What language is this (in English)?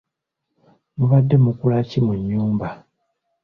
Ganda